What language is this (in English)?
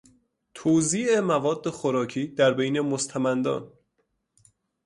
Persian